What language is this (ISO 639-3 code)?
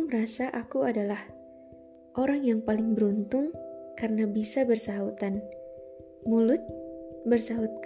ind